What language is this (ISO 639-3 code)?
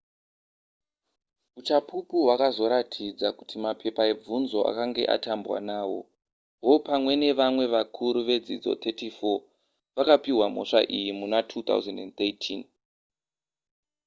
sna